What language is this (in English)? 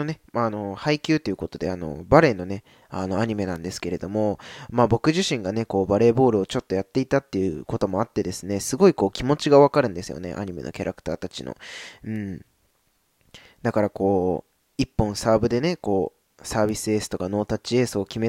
Japanese